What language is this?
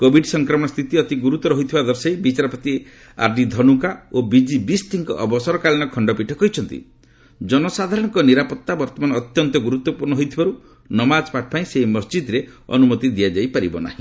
Odia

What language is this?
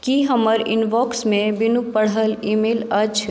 Maithili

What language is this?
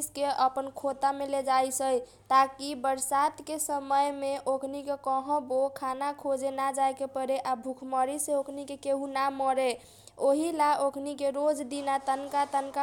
Kochila Tharu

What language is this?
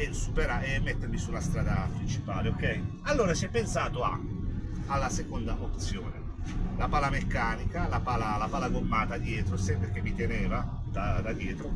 Italian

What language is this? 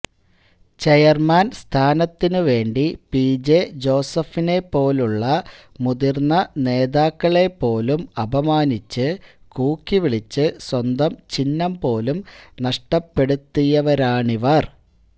Malayalam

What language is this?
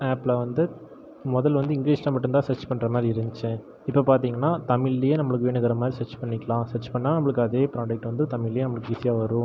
Tamil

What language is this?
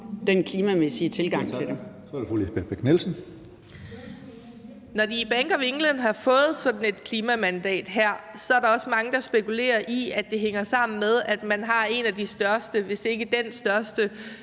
Danish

